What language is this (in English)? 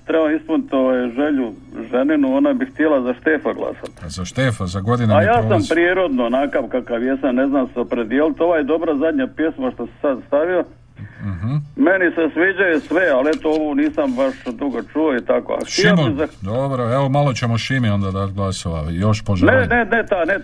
Croatian